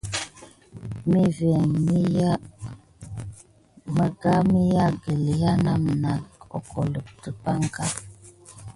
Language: Gidar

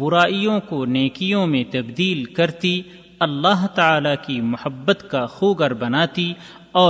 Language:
Urdu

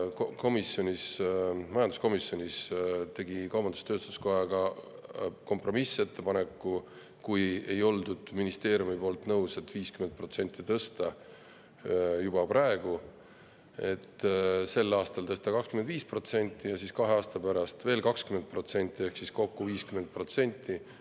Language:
Estonian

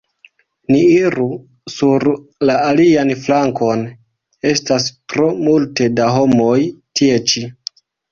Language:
Esperanto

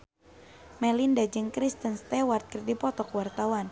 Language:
Sundanese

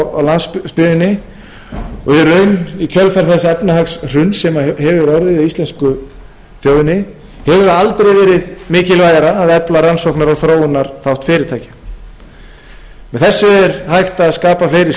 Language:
Icelandic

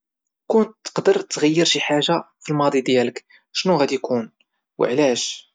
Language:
Moroccan Arabic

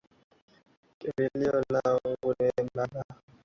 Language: Swahili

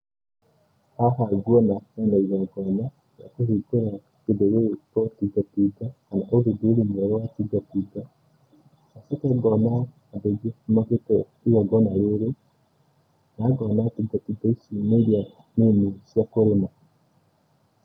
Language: Kikuyu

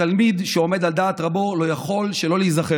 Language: Hebrew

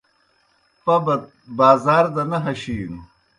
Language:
Kohistani Shina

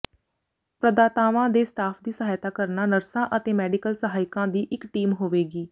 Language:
Punjabi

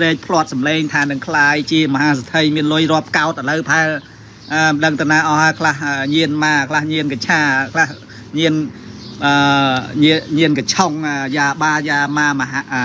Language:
Thai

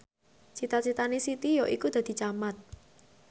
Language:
Javanese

